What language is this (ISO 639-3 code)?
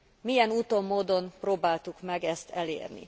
hun